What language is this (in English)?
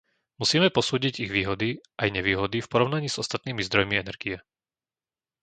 Slovak